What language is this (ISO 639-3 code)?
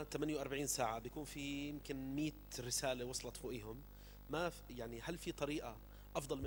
ara